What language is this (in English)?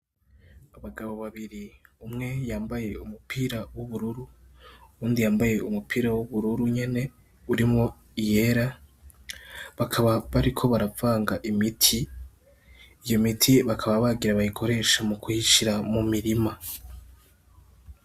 Rundi